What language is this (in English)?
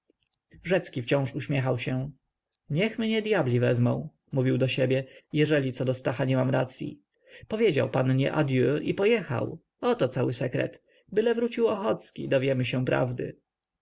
Polish